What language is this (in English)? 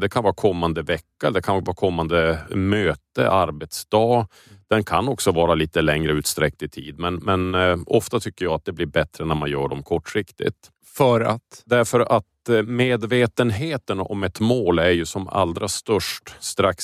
Swedish